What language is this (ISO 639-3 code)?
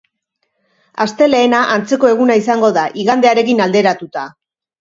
eus